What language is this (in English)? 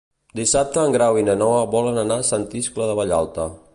Catalan